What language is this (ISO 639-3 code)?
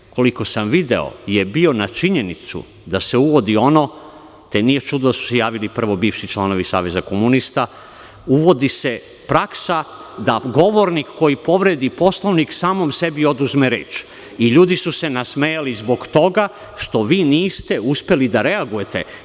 srp